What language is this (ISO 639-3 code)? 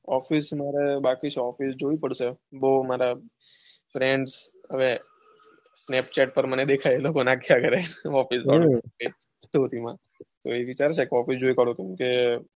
guj